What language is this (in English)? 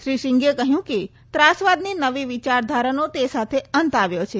Gujarati